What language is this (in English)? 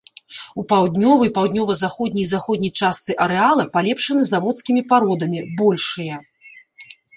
Belarusian